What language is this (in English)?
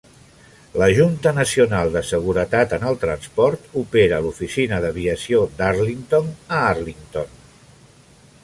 Catalan